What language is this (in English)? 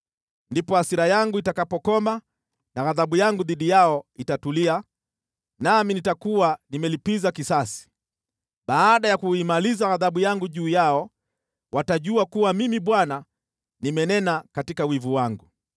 Swahili